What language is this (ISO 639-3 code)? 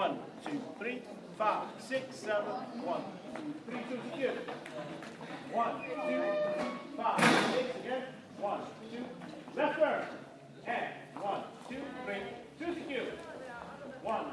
eng